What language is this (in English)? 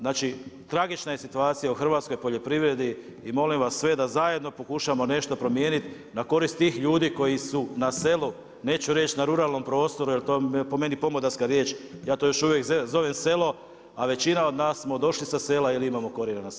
Croatian